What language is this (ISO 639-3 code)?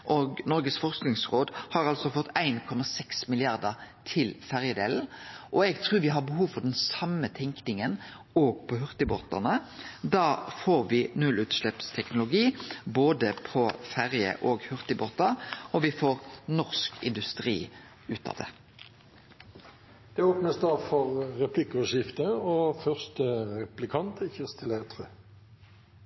nor